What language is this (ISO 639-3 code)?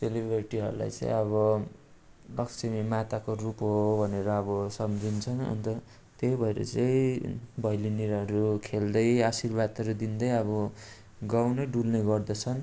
nep